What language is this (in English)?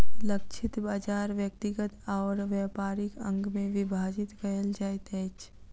Maithili